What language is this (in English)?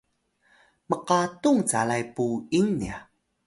Atayal